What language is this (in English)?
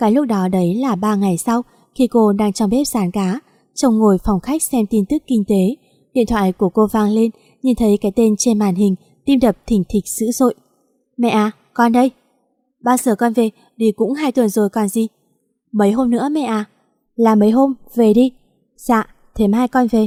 Vietnamese